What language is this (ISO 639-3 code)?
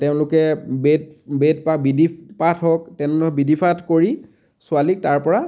asm